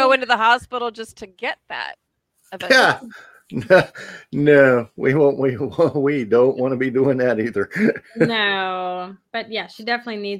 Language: English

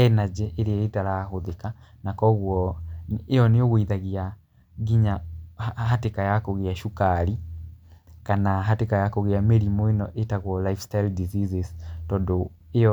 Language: Kikuyu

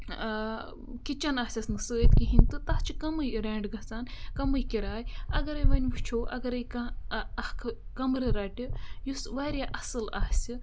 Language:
Kashmiri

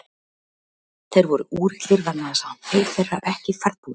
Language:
Icelandic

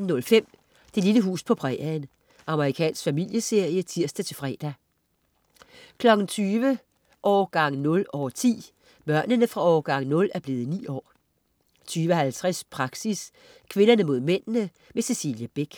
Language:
Danish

